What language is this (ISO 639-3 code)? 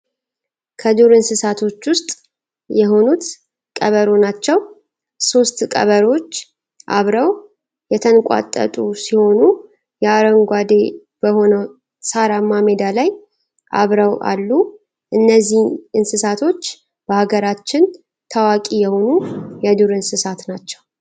amh